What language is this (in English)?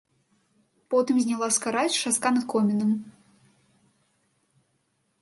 Belarusian